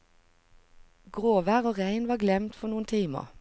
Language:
Norwegian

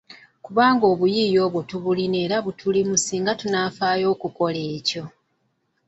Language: Ganda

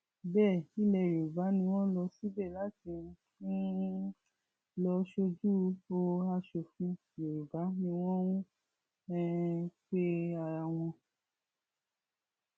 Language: Yoruba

